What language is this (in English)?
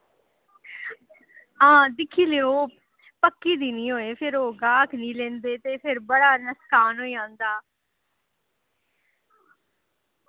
Dogri